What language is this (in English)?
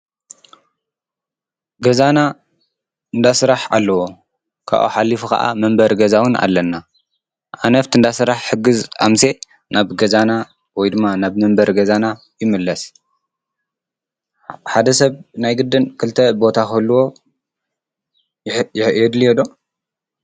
Tigrinya